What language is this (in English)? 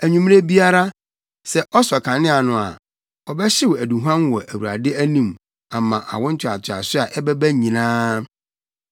Akan